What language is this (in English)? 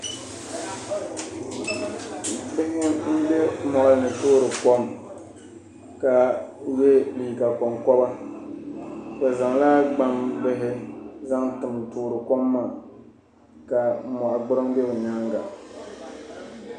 Dagbani